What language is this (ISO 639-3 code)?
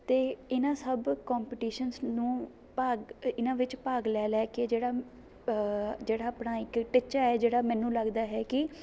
pan